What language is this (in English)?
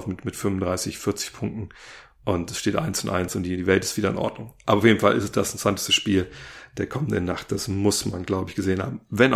German